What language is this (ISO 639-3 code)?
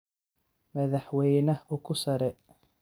som